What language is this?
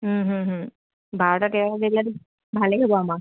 Assamese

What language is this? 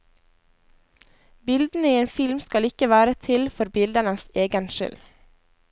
Norwegian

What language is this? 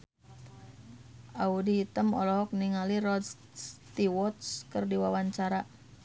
Sundanese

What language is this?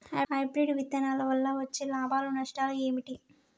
Telugu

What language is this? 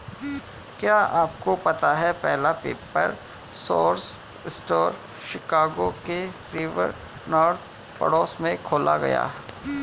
Hindi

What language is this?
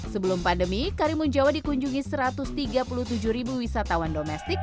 Indonesian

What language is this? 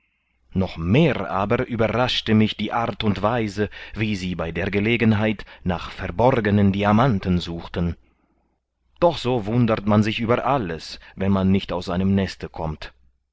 German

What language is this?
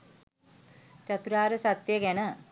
Sinhala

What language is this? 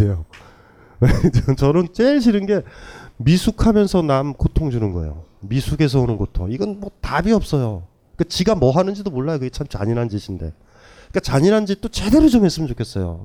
Korean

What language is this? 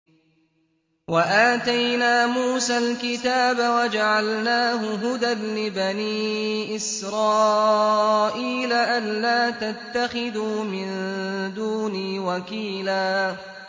Arabic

